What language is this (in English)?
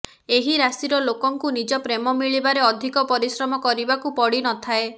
Odia